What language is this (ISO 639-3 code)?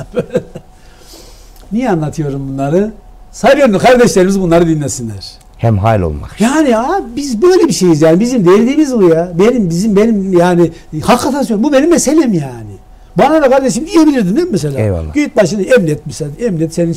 tur